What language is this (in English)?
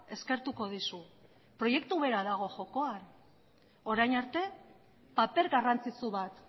Basque